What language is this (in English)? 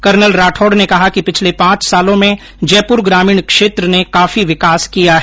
Hindi